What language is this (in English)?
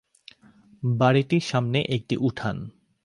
Bangla